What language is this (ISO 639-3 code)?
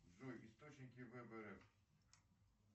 rus